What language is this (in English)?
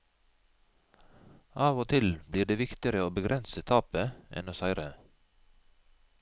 Norwegian